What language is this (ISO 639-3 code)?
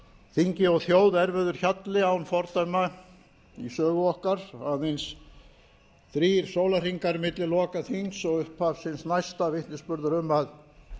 isl